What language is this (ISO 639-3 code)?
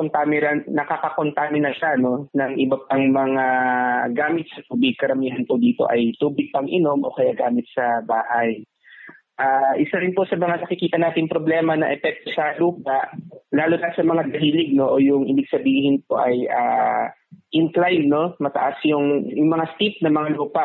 fil